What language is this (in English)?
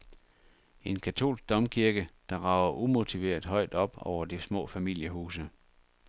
Danish